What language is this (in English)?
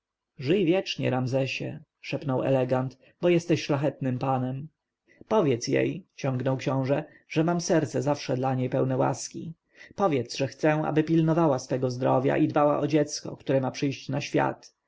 Polish